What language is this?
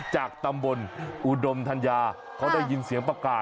Thai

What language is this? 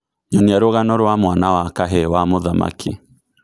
Kikuyu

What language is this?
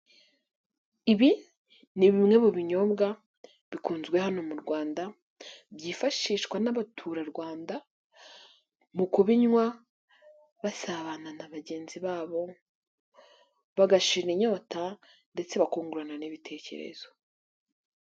Kinyarwanda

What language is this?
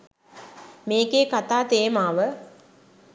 Sinhala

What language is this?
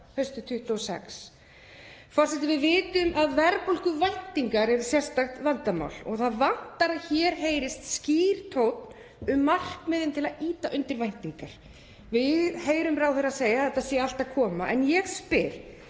Icelandic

